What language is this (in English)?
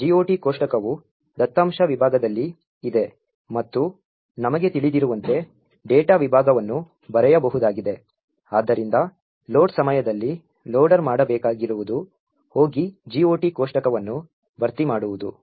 Kannada